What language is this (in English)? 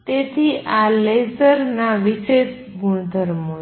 Gujarati